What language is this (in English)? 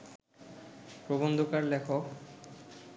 Bangla